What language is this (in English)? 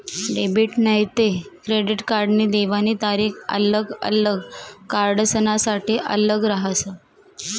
Marathi